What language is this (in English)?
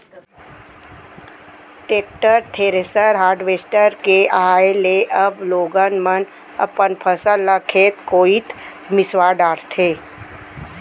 Chhattisgarhi